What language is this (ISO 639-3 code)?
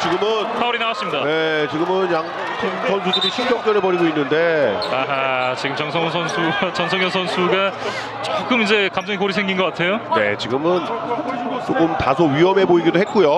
kor